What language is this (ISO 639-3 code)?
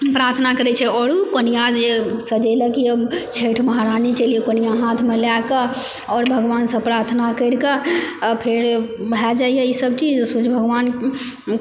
mai